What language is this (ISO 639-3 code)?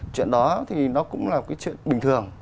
vie